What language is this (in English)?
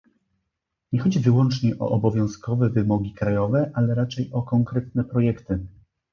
Polish